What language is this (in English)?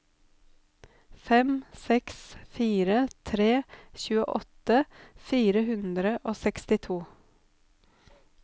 Norwegian